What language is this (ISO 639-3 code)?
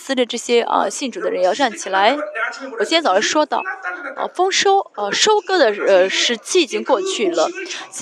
zho